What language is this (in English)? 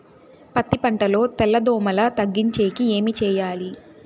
Telugu